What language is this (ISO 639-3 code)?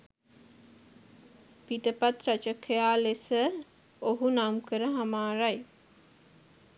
sin